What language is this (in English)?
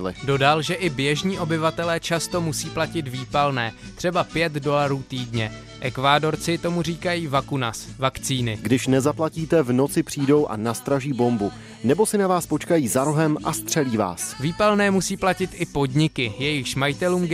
Czech